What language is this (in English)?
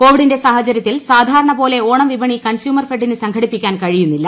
Malayalam